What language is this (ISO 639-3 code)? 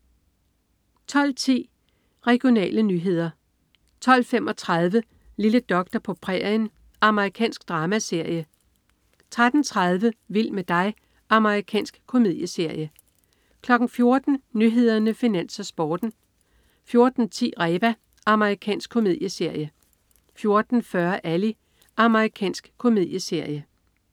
dan